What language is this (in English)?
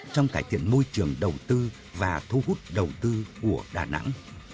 Vietnamese